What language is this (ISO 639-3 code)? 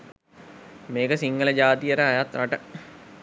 sin